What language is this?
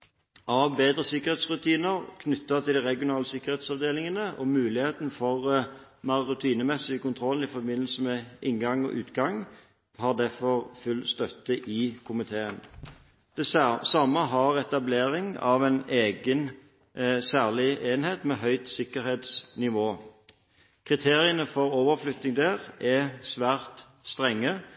Norwegian Bokmål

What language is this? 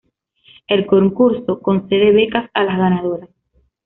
Spanish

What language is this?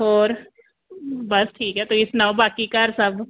Punjabi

